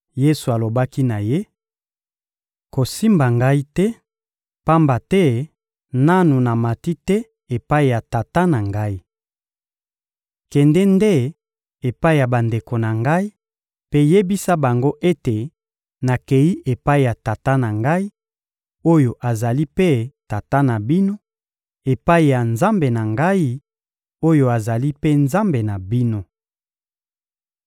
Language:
Lingala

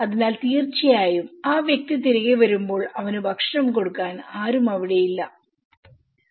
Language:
Malayalam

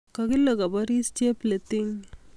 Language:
Kalenjin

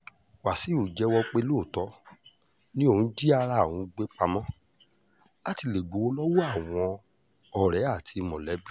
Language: Yoruba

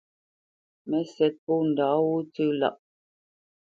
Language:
Bamenyam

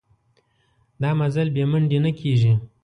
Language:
Pashto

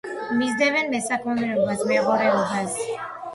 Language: Georgian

